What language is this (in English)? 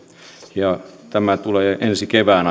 Finnish